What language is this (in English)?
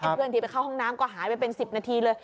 Thai